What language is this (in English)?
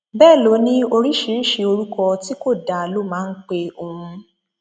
Yoruba